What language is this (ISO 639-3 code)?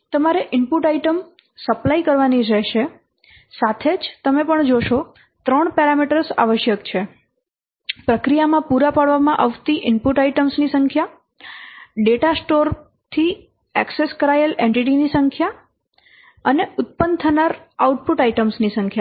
guj